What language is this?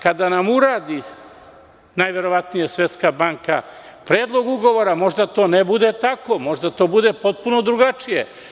Serbian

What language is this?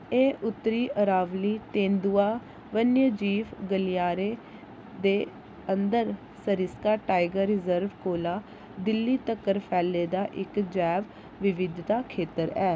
Dogri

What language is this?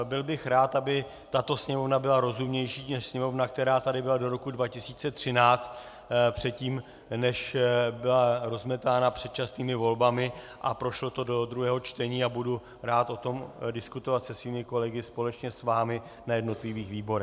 Czech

